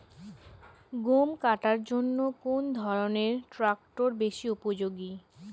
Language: Bangla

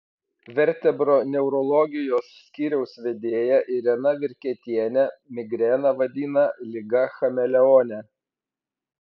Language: Lithuanian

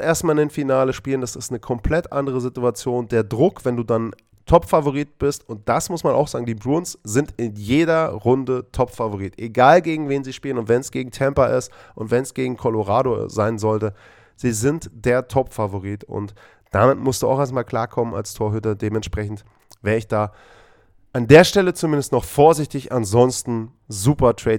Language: German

